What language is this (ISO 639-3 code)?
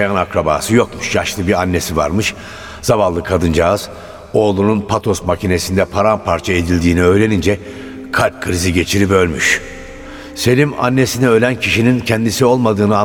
tur